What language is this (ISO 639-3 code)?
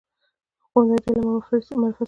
pus